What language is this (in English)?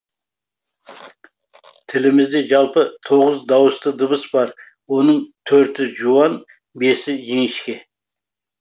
Kazakh